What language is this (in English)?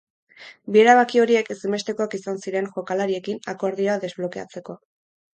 Basque